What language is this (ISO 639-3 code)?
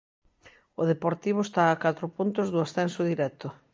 glg